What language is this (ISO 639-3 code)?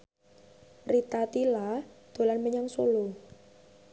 jav